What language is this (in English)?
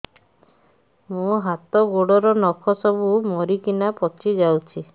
Odia